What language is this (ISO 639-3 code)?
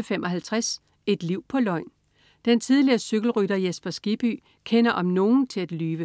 dan